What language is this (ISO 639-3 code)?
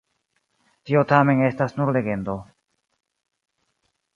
epo